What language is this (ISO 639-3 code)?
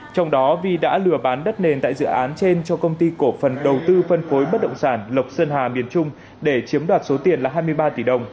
vie